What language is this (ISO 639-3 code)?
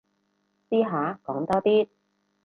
yue